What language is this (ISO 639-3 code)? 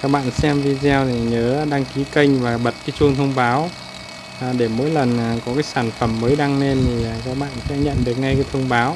vie